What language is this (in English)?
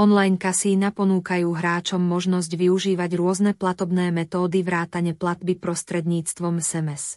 Slovak